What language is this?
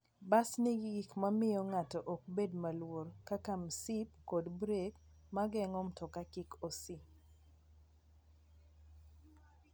Luo (Kenya and Tanzania)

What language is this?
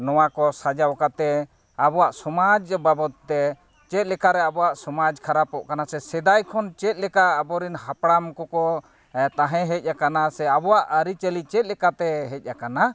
Santali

